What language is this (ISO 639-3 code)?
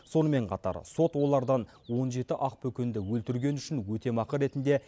kaz